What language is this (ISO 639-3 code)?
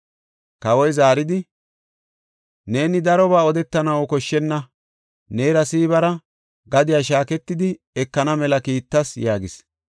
gof